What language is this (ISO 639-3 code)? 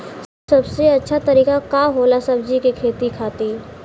bho